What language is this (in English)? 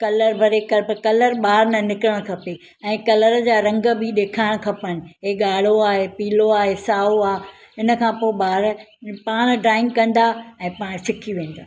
Sindhi